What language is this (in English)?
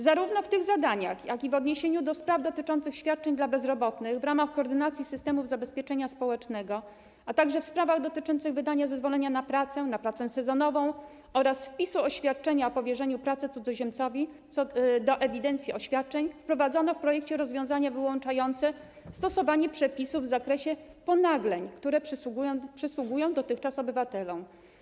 Polish